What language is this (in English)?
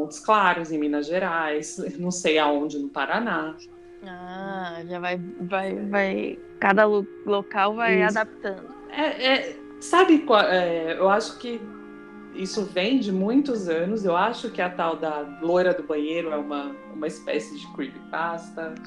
Portuguese